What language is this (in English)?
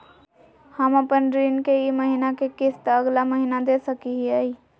Magahi